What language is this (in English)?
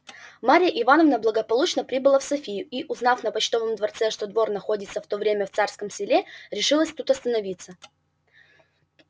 Russian